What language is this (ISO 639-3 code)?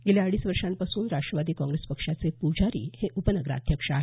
mar